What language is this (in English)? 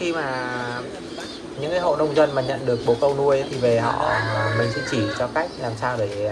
Vietnamese